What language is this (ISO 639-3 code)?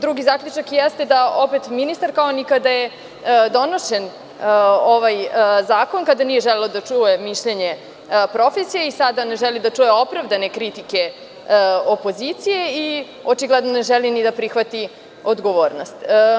srp